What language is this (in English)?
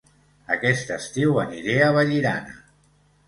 Catalan